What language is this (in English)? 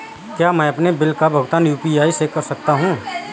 Hindi